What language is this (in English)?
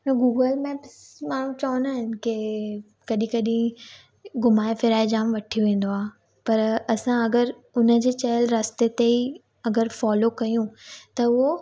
Sindhi